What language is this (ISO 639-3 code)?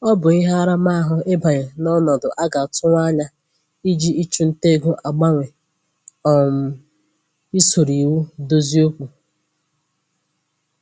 ibo